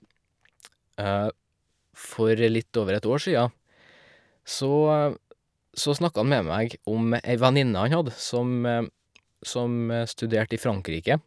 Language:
Norwegian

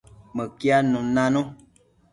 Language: Matsés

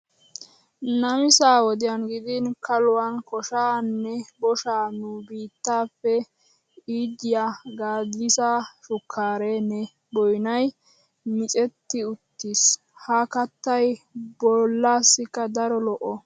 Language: Wolaytta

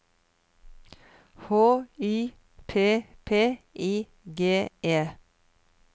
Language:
Norwegian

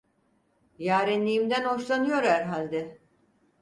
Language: Turkish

